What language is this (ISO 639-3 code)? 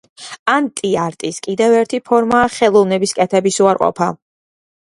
kat